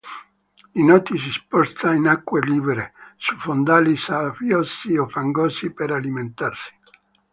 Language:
Italian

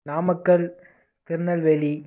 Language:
Tamil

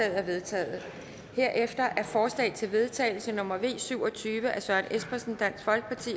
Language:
Danish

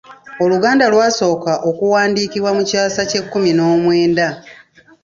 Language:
Ganda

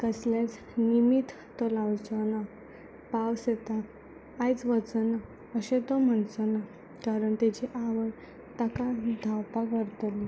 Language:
Konkani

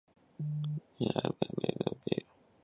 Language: Chinese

